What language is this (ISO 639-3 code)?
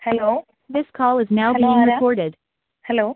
mal